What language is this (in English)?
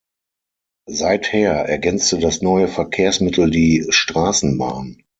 German